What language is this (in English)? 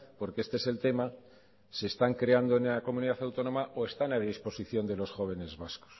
Spanish